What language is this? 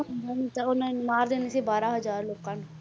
Punjabi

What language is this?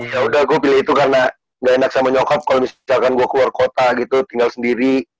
Indonesian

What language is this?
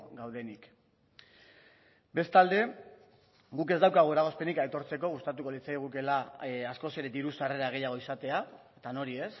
Basque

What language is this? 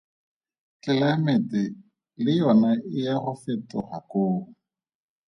Tswana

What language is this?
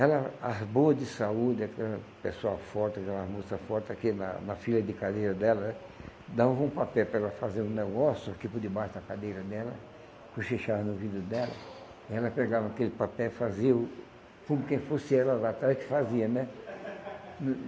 Portuguese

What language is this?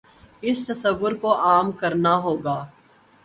Urdu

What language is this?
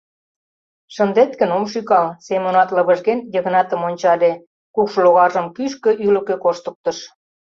Mari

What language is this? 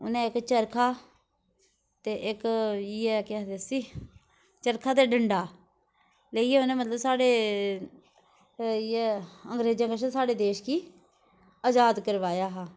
Dogri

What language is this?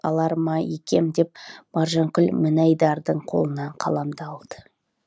Kazakh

